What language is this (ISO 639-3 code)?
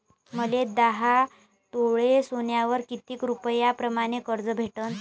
mar